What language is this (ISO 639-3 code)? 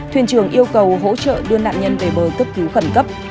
vie